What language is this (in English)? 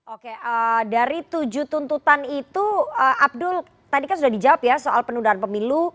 Indonesian